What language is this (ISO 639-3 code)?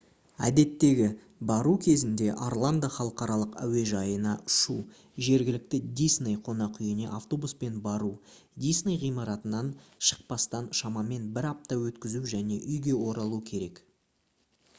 kaz